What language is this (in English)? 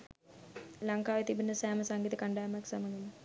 Sinhala